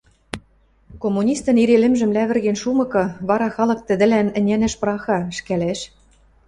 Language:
Western Mari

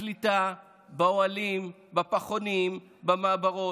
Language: Hebrew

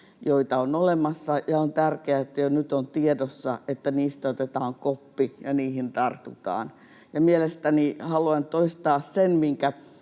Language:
Finnish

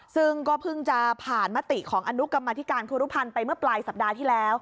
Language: Thai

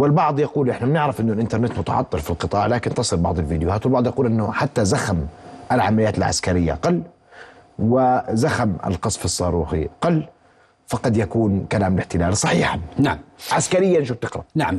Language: Arabic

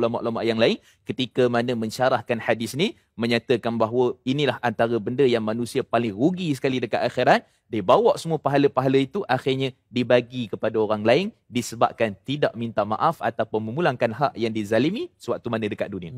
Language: Malay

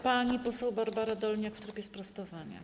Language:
Polish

